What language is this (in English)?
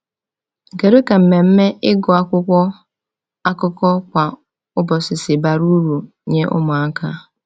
Igbo